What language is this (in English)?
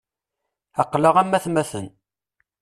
Kabyle